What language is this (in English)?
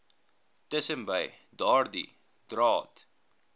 Afrikaans